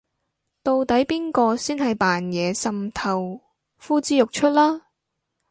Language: Cantonese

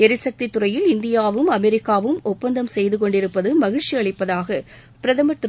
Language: Tamil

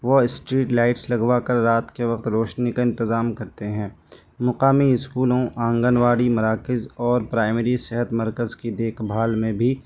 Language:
Urdu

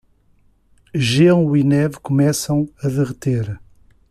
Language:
Portuguese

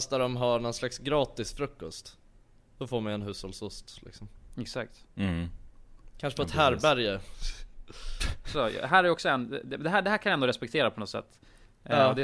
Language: Swedish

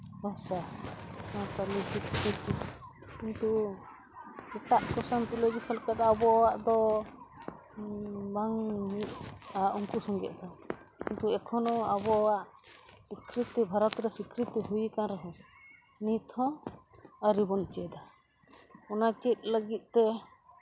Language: Santali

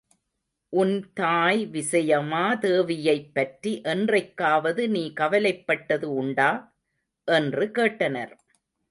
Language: Tamil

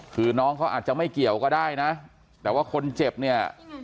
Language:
Thai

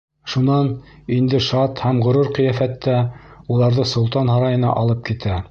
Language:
Bashkir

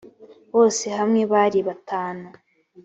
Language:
Kinyarwanda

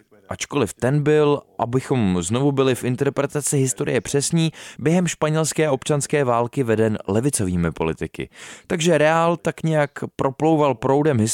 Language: Czech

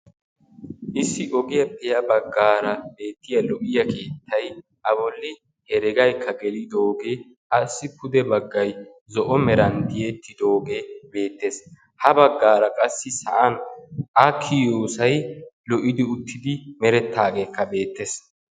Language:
Wolaytta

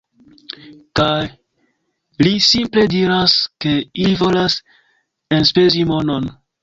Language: Esperanto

